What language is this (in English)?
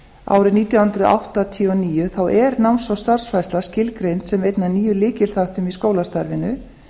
Icelandic